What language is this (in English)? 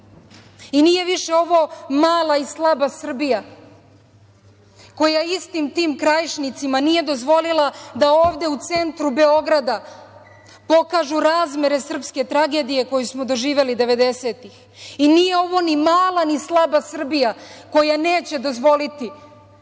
Serbian